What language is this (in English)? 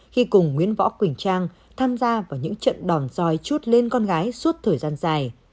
Vietnamese